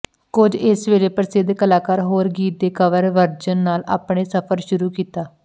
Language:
Punjabi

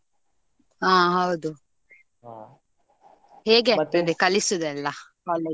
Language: Kannada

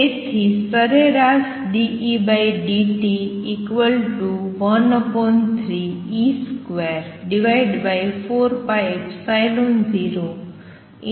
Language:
Gujarati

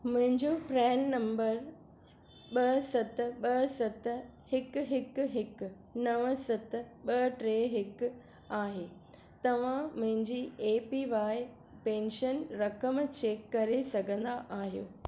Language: Sindhi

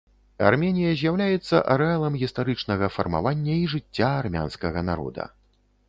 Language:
Belarusian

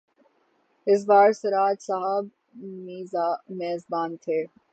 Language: Urdu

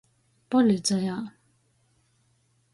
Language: Latgalian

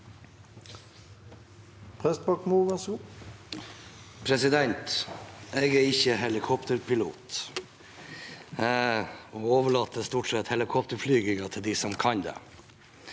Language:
Norwegian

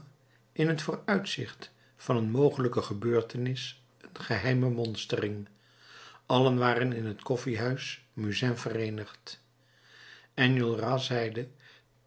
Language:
Dutch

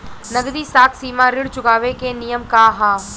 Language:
Bhojpuri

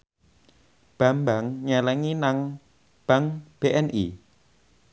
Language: Javanese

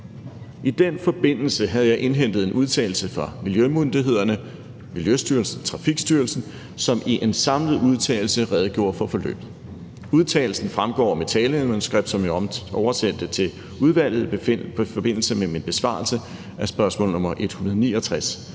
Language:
Danish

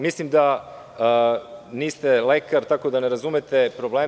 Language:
Serbian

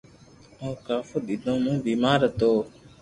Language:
Loarki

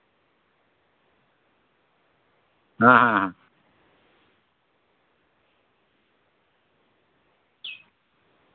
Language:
Santali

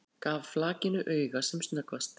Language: Icelandic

